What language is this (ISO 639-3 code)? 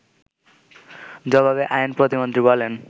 ben